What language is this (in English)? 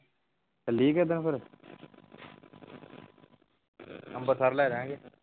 Punjabi